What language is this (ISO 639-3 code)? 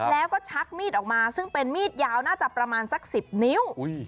tha